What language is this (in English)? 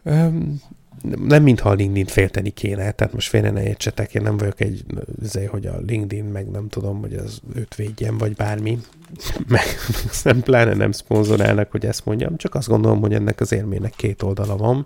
Hungarian